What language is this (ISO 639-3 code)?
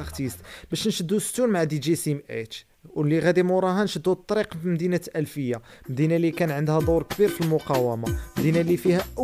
ara